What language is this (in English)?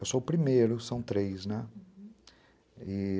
Portuguese